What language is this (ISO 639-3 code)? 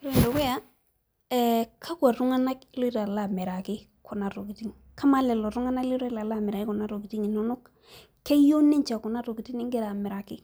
mas